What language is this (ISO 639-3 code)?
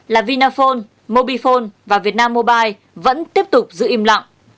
vie